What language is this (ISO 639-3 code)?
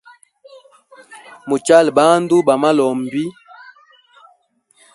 hem